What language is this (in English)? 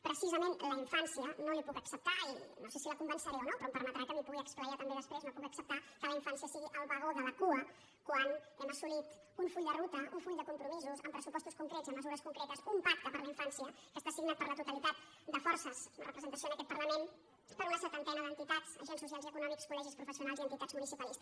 Catalan